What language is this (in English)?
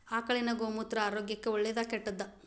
Kannada